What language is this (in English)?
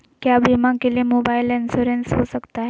Magahi